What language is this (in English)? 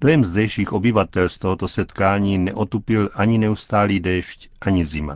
Czech